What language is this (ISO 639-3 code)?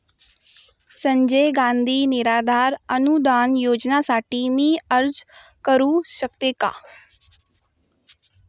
mar